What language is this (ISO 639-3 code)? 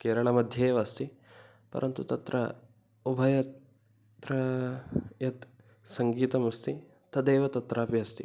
san